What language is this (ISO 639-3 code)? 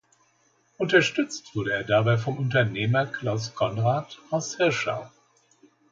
deu